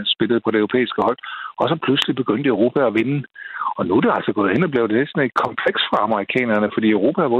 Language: Danish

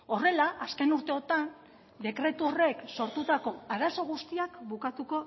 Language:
Basque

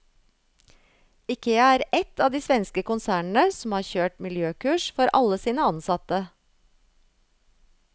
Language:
Norwegian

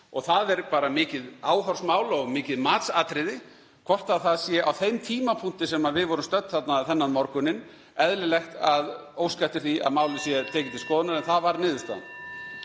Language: Icelandic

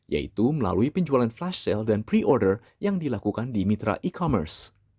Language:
Indonesian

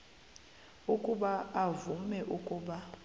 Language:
Xhosa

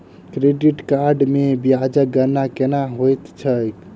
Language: Maithili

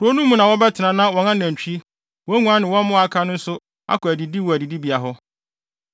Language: Akan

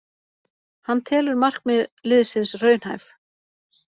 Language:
Icelandic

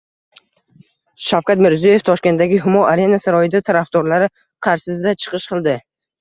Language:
Uzbek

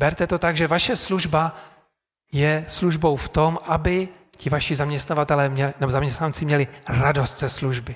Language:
Czech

